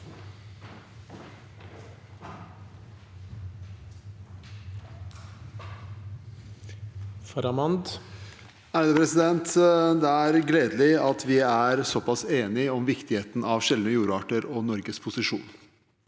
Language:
Norwegian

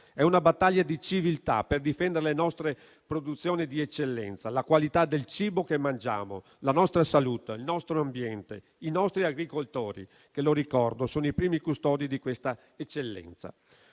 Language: Italian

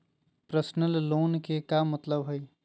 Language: Magahi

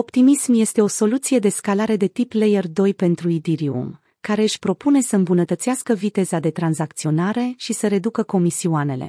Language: Romanian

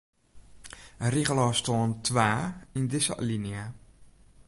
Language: Western Frisian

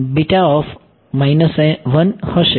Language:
Gujarati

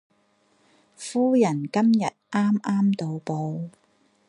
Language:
Cantonese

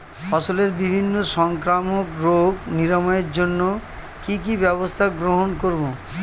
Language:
Bangla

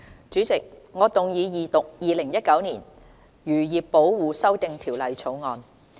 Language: Cantonese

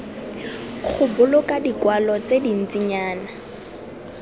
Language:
Tswana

